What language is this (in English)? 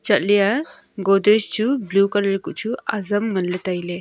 Wancho Naga